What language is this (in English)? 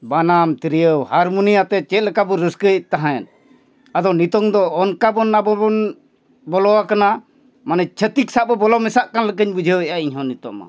Santali